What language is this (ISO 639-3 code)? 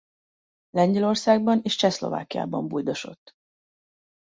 hun